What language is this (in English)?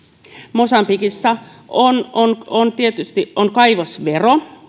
Finnish